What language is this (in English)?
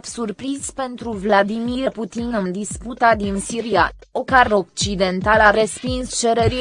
Romanian